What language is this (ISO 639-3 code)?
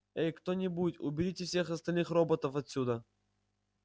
rus